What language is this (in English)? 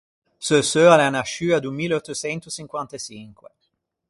Ligurian